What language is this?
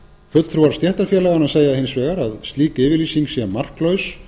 Icelandic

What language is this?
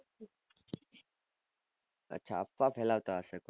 Gujarati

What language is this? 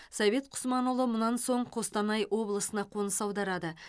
Kazakh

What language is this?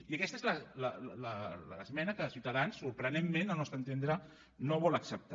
Catalan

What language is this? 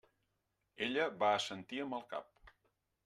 Catalan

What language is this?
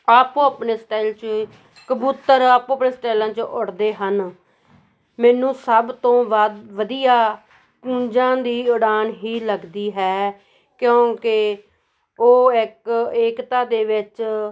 Punjabi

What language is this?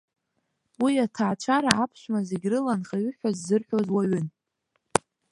Abkhazian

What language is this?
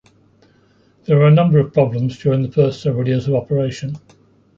English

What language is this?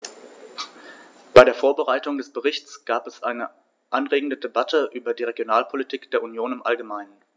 German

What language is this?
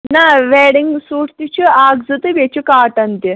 Kashmiri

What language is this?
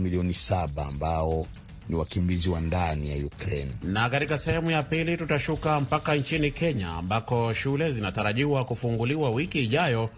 Swahili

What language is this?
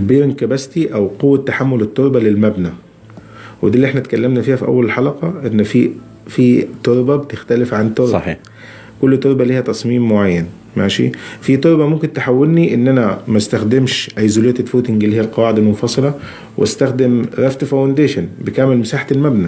Arabic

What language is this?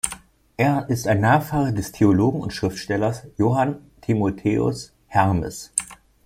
German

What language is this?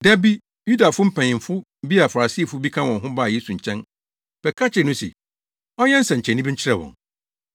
Akan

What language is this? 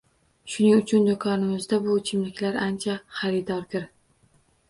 Uzbek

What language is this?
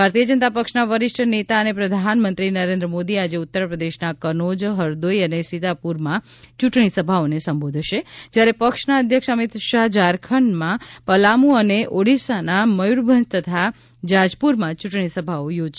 Gujarati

